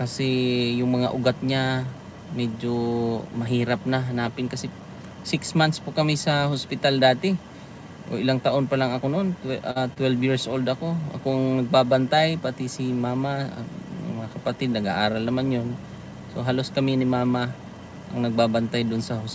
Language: Filipino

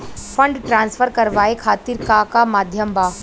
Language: Bhojpuri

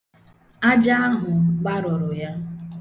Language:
Igbo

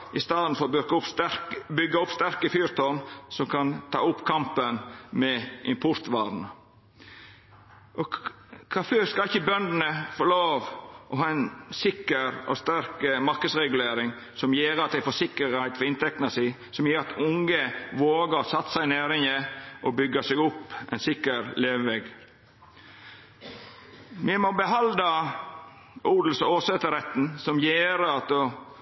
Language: Norwegian Nynorsk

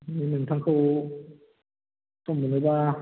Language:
Bodo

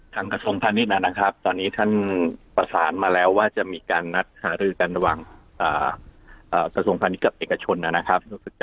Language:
Thai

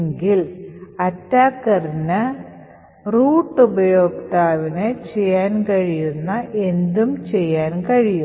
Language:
Malayalam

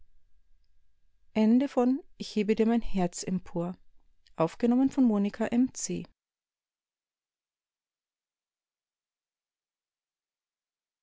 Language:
German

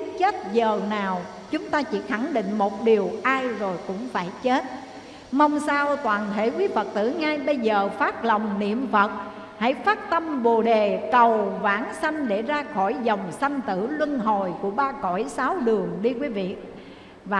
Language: Vietnamese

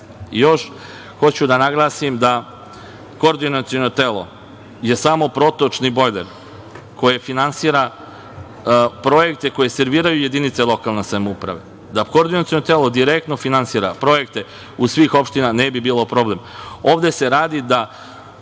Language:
Serbian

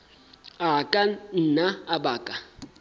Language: Southern Sotho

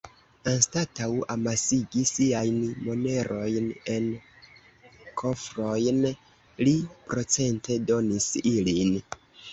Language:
Esperanto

